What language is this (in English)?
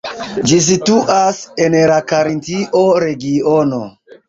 Esperanto